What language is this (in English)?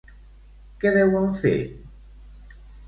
Catalan